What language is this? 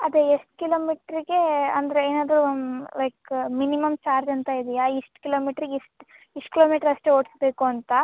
Kannada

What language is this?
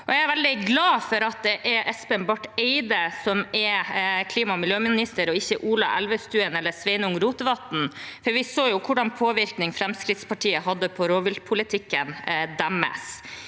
Norwegian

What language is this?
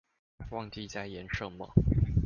Chinese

